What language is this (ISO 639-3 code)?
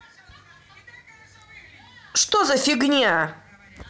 rus